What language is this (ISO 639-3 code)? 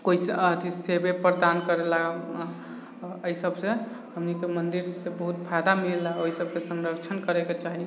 mai